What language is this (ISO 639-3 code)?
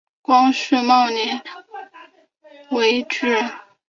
zho